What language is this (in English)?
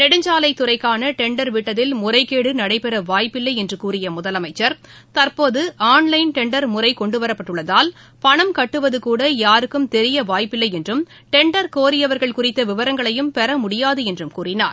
Tamil